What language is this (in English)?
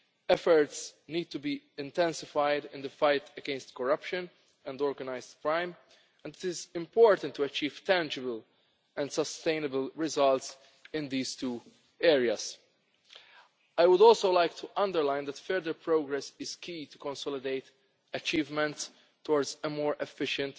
English